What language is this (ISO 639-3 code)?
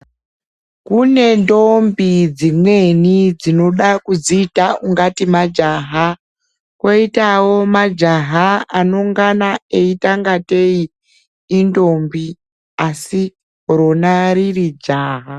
ndc